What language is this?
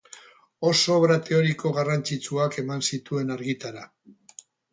Basque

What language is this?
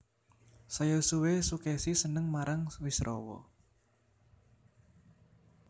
Javanese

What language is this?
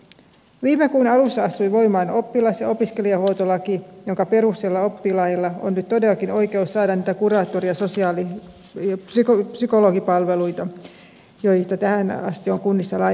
Finnish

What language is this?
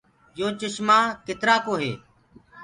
Gurgula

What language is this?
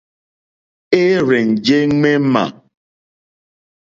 Mokpwe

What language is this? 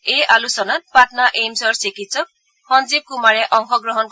Assamese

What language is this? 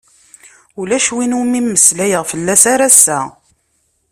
Kabyle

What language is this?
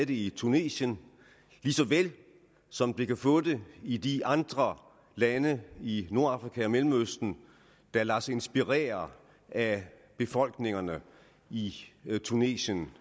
Danish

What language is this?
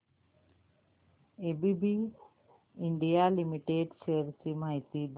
Marathi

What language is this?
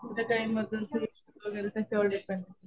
Marathi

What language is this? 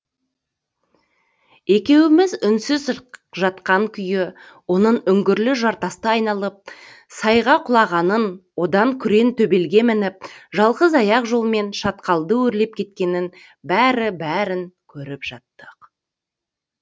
Kazakh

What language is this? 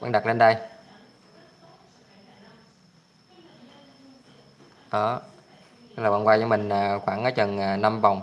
Vietnamese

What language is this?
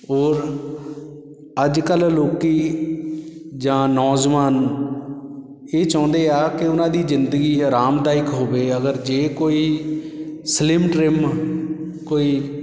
Punjabi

